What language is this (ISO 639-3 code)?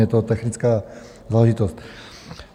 ces